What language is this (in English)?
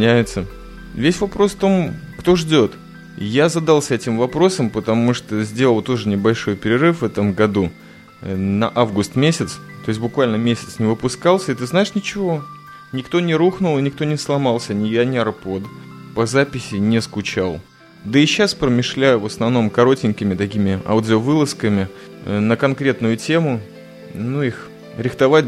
Russian